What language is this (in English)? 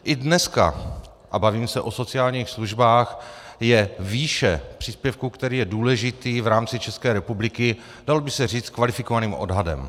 Czech